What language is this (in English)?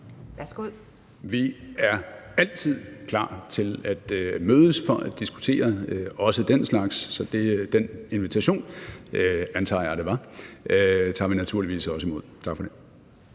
Danish